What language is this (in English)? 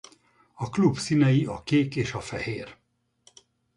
Hungarian